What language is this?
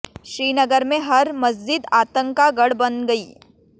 Hindi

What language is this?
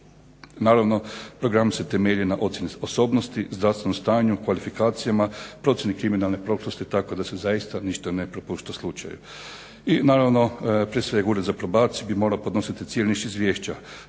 Croatian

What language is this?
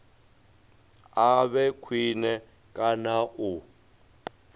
Venda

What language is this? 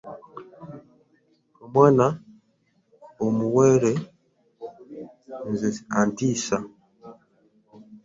Ganda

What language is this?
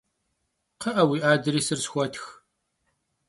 Kabardian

